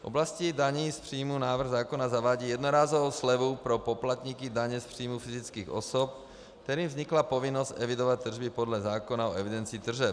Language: Czech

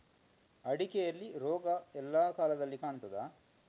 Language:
Kannada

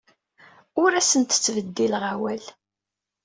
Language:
Kabyle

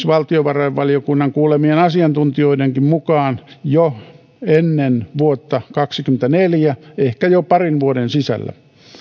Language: Finnish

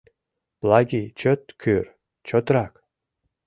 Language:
Mari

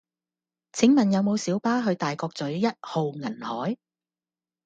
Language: Cantonese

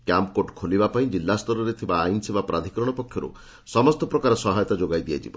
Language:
Odia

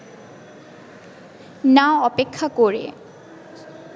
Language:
Bangla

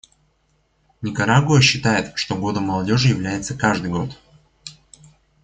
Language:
Russian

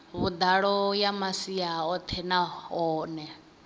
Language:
Venda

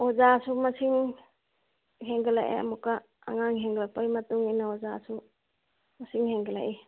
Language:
Manipuri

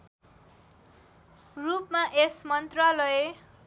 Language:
Nepali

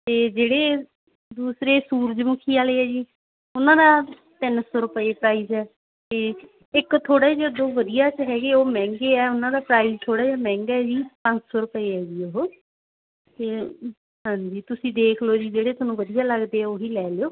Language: Punjabi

